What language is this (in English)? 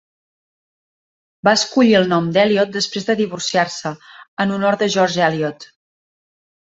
Catalan